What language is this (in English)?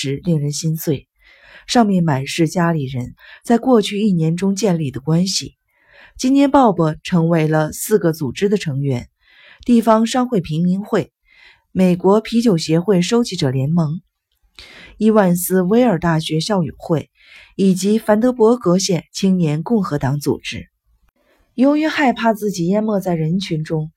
Chinese